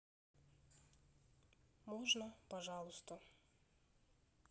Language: Russian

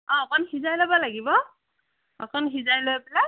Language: Assamese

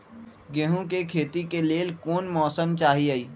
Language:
Magahi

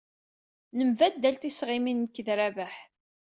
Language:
Kabyle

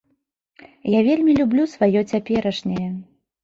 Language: Belarusian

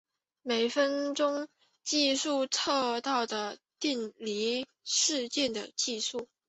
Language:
Chinese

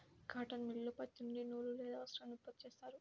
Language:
Telugu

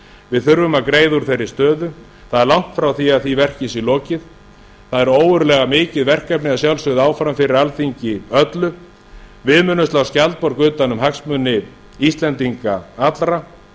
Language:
Icelandic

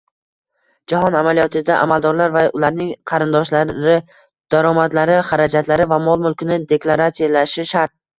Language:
Uzbek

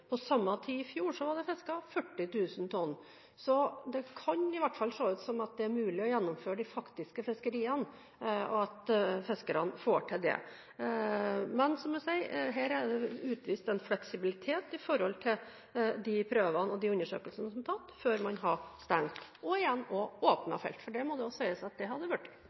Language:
Norwegian Bokmål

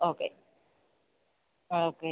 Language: Malayalam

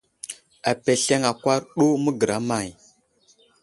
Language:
Wuzlam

